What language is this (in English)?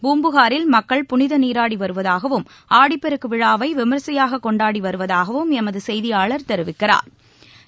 Tamil